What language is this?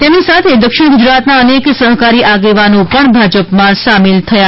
Gujarati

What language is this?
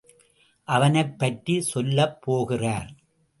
Tamil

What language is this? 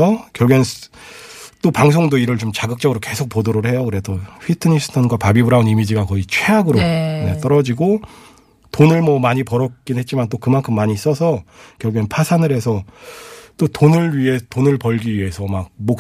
Korean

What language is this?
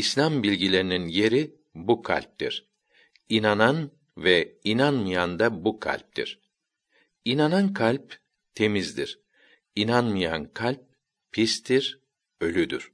Turkish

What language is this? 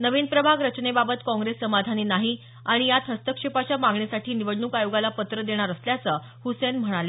Marathi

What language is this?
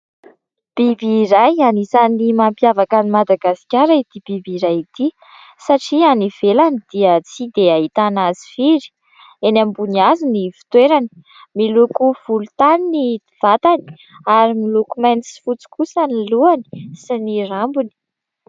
Malagasy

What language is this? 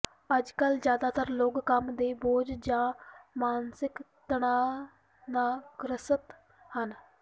Punjabi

